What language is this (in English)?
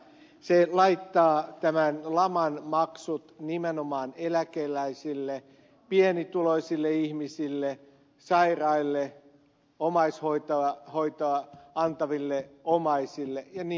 Finnish